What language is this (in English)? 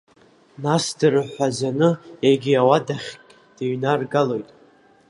Abkhazian